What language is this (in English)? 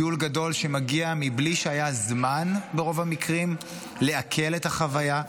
Hebrew